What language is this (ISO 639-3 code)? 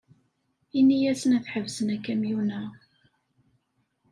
kab